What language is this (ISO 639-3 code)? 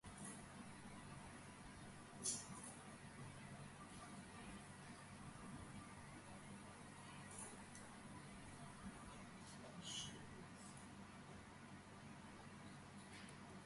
kat